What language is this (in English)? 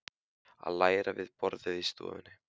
Icelandic